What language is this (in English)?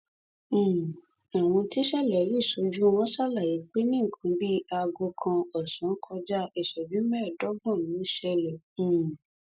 Yoruba